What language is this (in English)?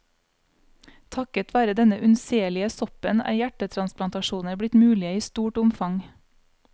Norwegian